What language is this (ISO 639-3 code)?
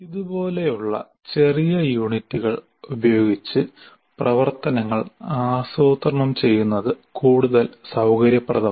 mal